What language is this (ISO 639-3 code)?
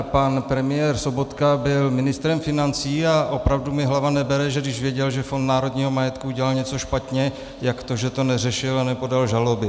ces